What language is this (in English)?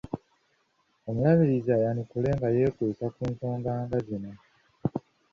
Ganda